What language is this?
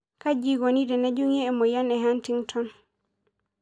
Masai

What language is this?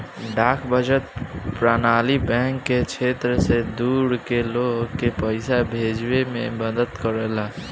Bhojpuri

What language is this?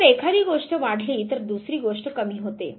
Marathi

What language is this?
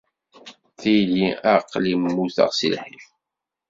Kabyle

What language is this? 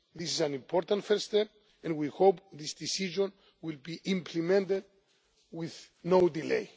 English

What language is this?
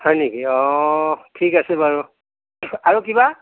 Assamese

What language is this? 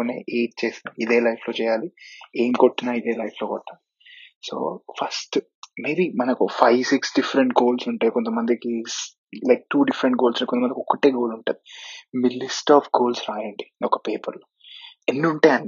Telugu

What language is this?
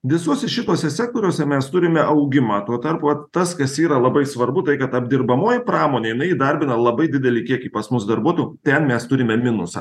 Lithuanian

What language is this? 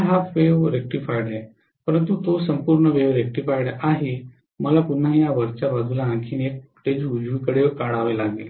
Marathi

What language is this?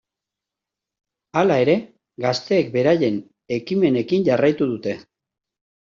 Basque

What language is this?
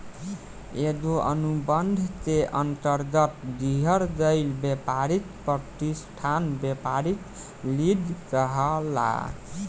Bhojpuri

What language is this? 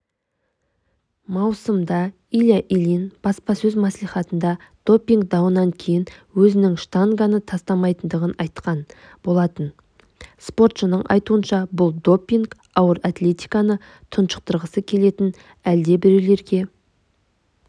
Kazakh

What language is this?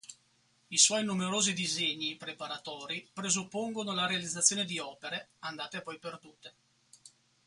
Italian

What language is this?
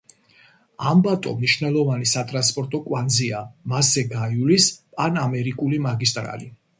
Georgian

